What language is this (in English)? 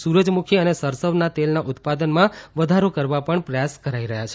Gujarati